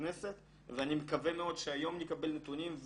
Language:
Hebrew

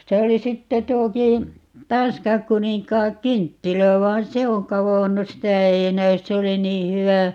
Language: Finnish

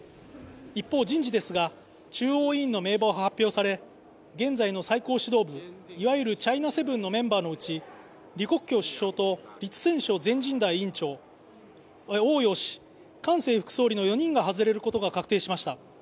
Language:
Japanese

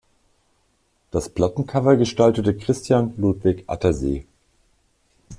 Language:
German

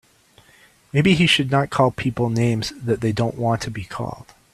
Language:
English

